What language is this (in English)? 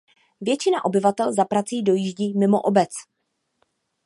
Czech